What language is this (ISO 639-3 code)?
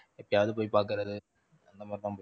tam